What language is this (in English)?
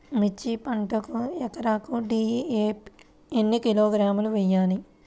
Telugu